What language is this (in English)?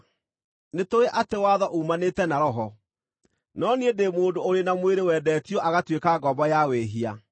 Kikuyu